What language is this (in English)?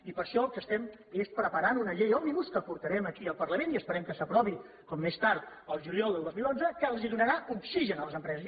Catalan